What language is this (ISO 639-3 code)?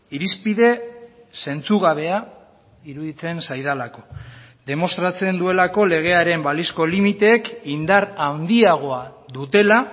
eus